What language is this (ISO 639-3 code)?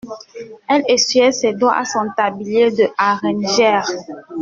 fra